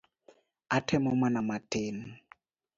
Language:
Luo (Kenya and Tanzania)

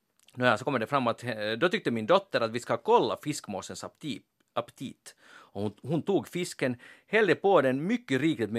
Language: Swedish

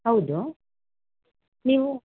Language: Kannada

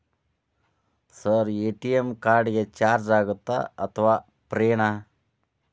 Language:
Kannada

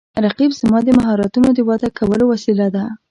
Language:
Pashto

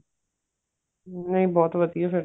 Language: Punjabi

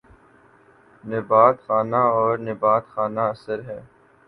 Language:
Urdu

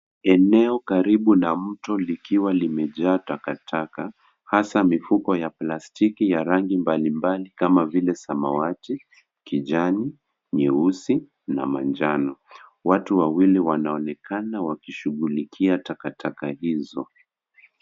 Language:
Swahili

